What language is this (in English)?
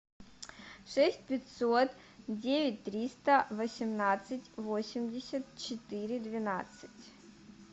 Russian